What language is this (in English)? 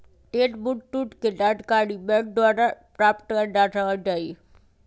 Magahi